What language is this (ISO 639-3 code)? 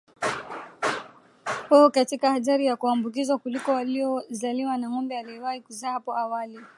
swa